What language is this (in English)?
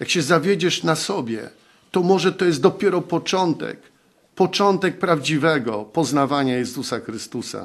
Polish